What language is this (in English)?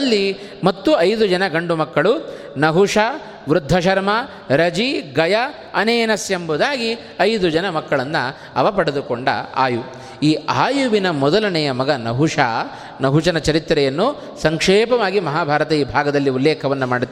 Kannada